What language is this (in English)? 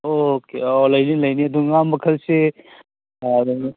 Manipuri